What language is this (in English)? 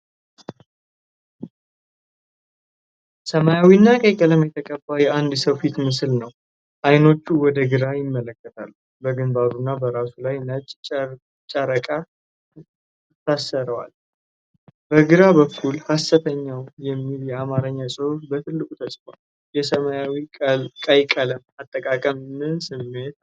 Amharic